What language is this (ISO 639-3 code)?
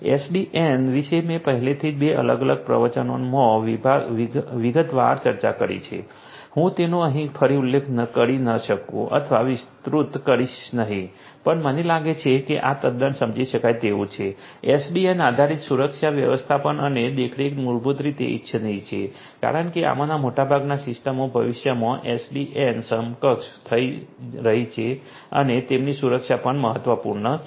guj